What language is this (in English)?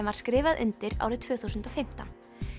Icelandic